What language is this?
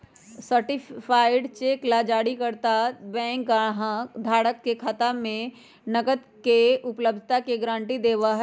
Magahi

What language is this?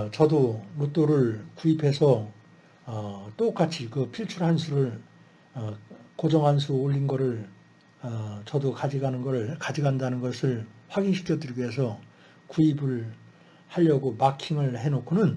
Korean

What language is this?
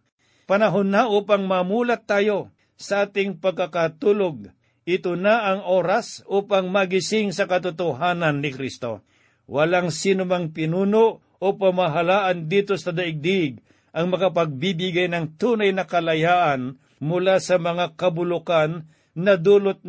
Filipino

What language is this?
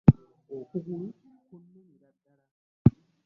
Ganda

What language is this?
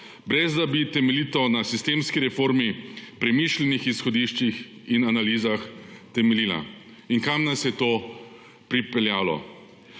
Slovenian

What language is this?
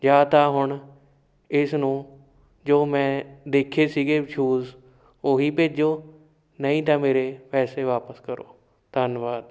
Punjabi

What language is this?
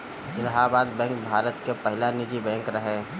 Bhojpuri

